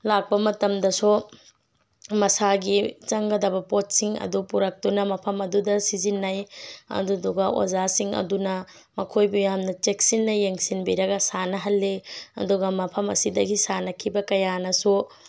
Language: Manipuri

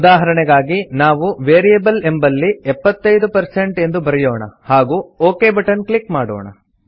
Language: Kannada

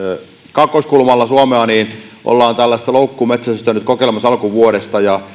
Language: Finnish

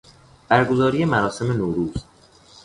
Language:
Persian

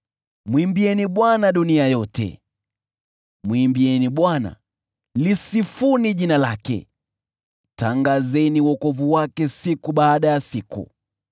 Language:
Swahili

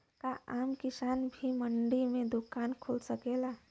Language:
Bhojpuri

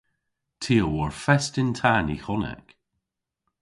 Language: Cornish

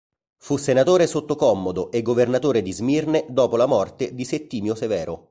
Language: Italian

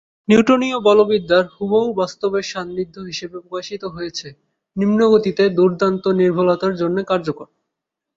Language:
Bangla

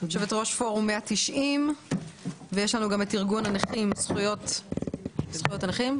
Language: Hebrew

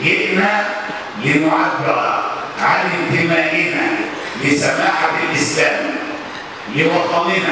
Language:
Arabic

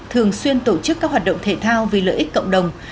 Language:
Vietnamese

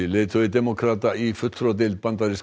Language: Icelandic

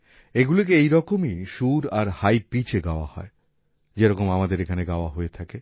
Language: Bangla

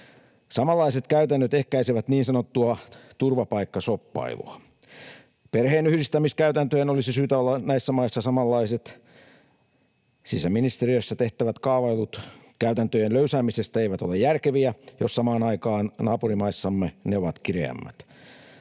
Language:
Finnish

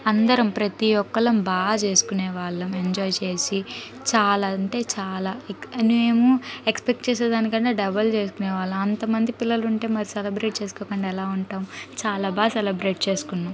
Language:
Telugu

